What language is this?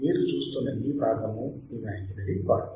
Telugu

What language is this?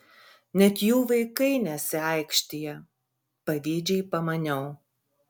Lithuanian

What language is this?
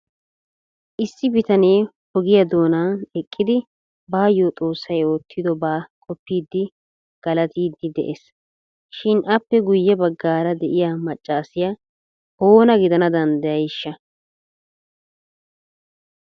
Wolaytta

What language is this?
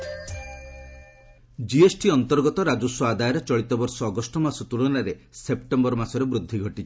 Odia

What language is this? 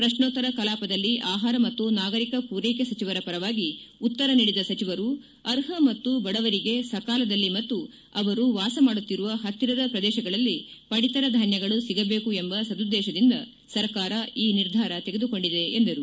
Kannada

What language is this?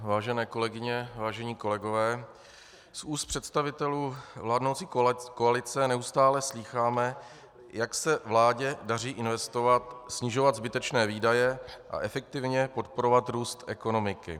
Czech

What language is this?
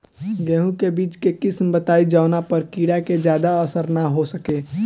Bhojpuri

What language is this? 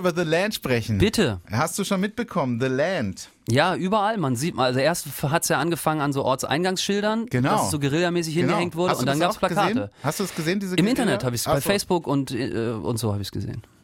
German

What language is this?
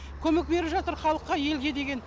Kazakh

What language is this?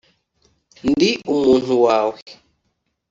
Kinyarwanda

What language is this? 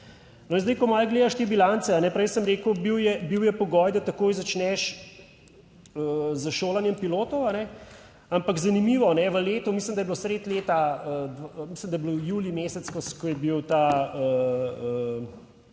Slovenian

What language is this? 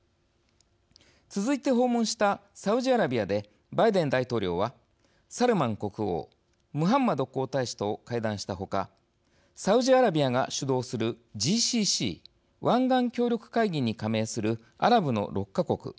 Japanese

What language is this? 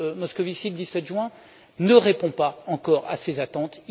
French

